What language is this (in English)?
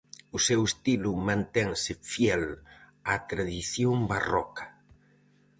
Galician